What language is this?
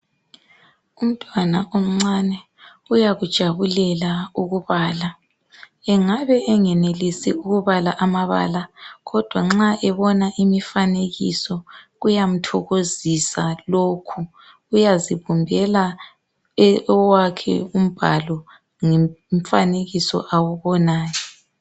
North Ndebele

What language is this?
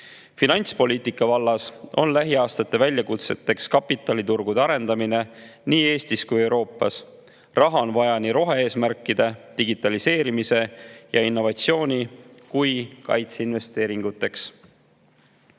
Estonian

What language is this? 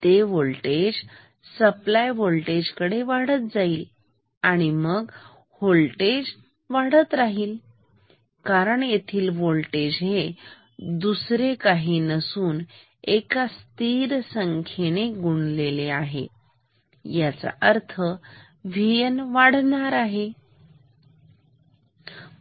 Marathi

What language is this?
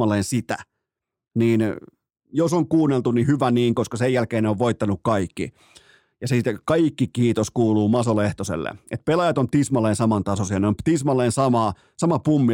Finnish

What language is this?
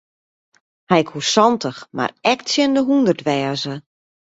Western Frisian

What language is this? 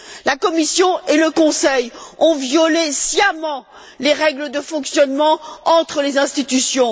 French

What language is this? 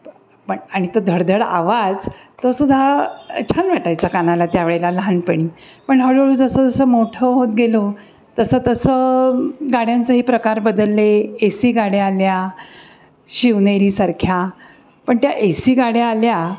Marathi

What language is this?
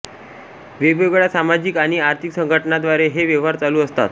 Marathi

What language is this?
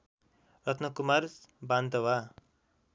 Nepali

